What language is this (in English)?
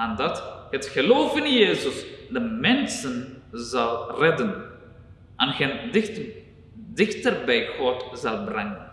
Dutch